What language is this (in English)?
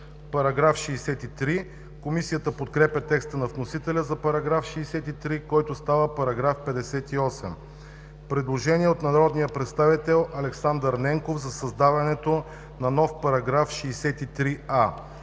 Bulgarian